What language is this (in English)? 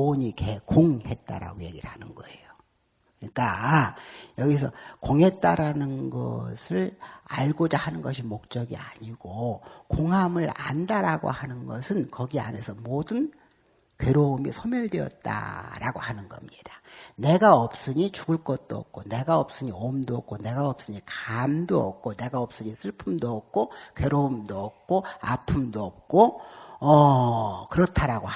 Korean